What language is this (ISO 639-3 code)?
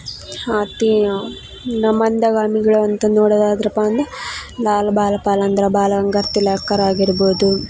kan